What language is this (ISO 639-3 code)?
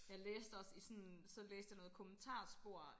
dan